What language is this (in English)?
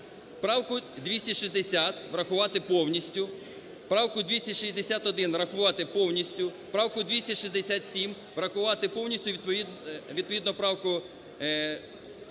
Ukrainian